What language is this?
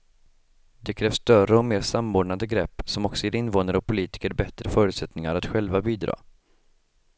Swedish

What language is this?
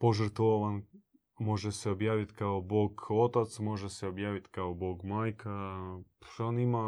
Croatian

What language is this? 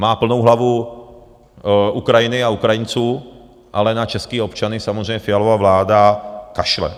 Czech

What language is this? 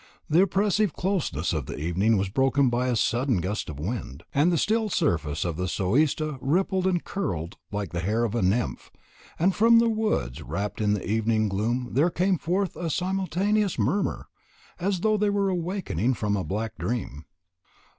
English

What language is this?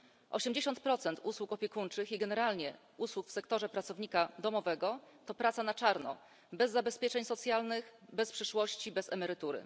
Polish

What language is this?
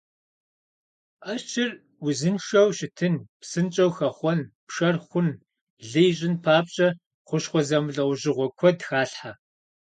Kabardian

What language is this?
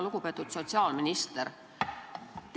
Estonian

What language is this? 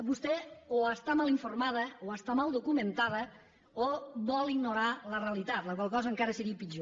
Catalan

